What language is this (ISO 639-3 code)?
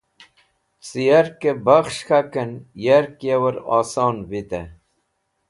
wbl